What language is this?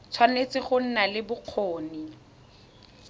Tswana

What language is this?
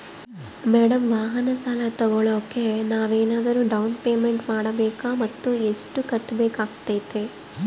Kannada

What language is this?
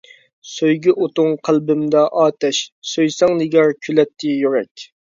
Uyghur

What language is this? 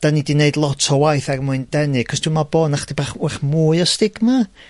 Welsh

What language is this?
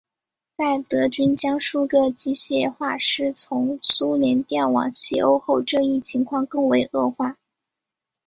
Chinese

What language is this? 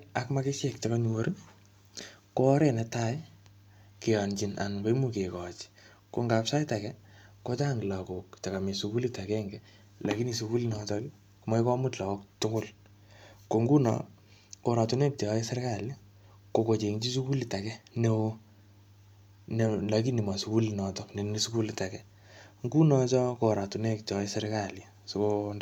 Kalenjin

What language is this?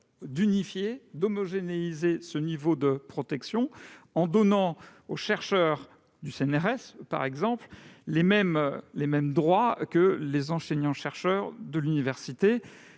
French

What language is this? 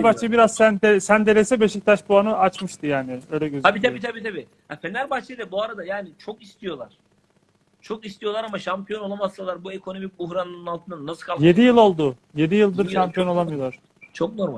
Turkish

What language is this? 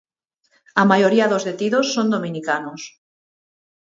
Galician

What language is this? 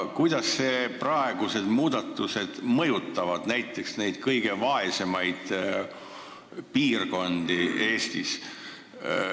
Estonian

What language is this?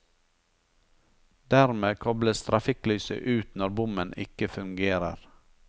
Norwegian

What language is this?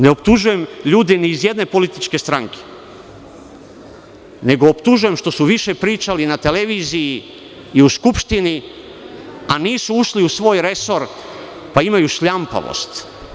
Serbian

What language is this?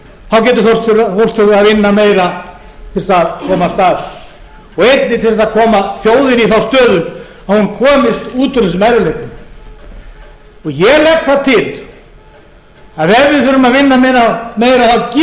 Icelandic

